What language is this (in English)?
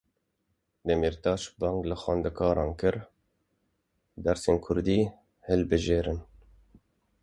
Kurdish